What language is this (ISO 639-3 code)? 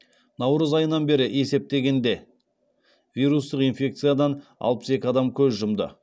kaz